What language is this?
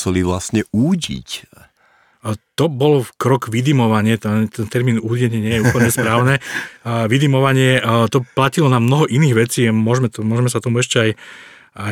Slovak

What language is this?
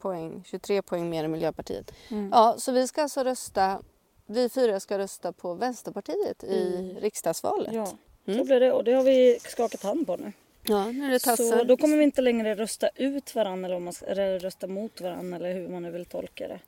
Swedish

